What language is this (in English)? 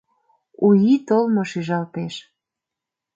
Mari